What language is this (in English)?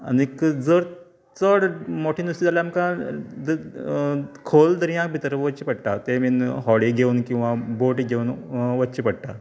Konkani